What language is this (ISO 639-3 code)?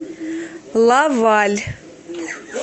rus